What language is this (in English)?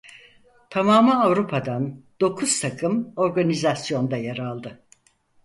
Turkish